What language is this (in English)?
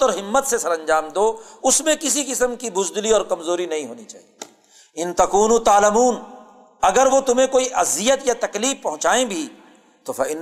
Urdu